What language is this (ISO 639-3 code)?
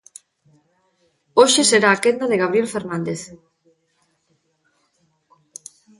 glg